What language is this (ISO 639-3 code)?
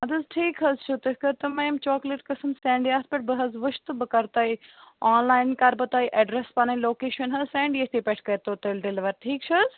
kas